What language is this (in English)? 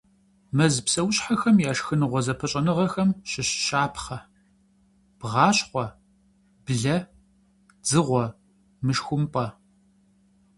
Kabardian